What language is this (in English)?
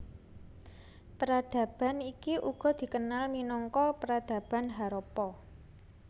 Javanese